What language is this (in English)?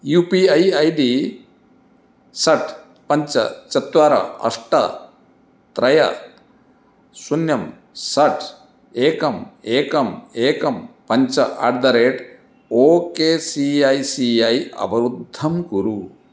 Sanskrit